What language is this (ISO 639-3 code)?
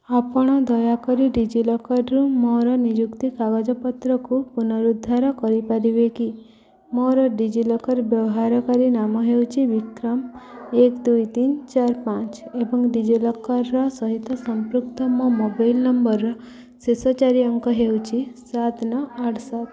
ori